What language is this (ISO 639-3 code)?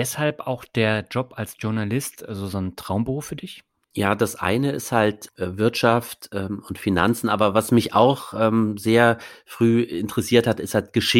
deu